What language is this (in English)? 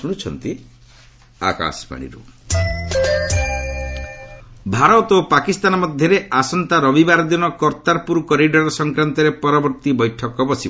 Odia